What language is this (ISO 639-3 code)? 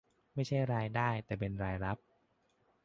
tha